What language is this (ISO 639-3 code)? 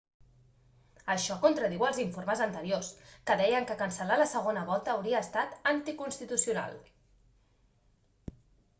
cat